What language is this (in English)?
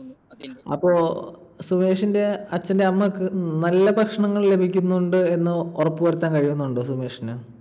Malayalam